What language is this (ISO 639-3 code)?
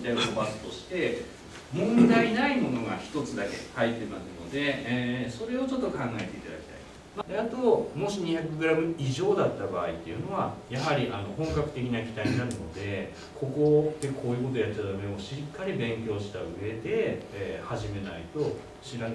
jpn